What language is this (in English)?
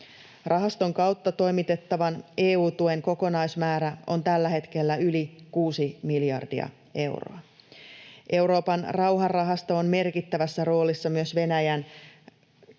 Finnish